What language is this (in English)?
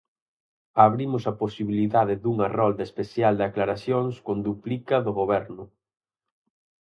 Galician